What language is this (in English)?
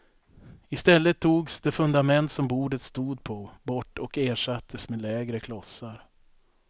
Swedish